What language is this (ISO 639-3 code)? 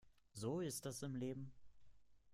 deu